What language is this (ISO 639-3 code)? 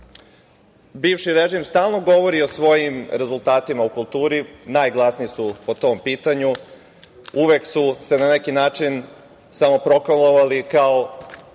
srp